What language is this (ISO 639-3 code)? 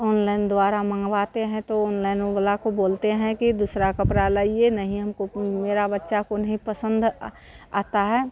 hin